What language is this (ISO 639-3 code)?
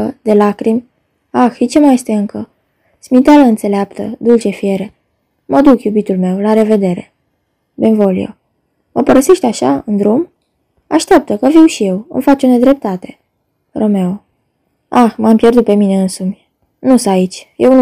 ron